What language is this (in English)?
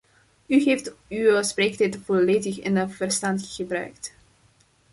Dutch